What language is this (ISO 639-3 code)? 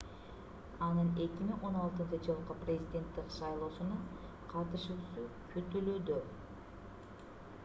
kir